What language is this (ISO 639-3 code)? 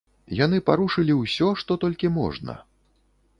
bel